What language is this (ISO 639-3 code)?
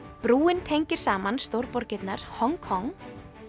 isl